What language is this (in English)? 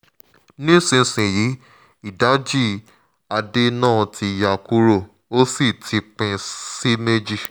Yoruba